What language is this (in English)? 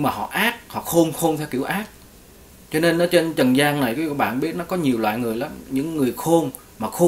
Vietnamese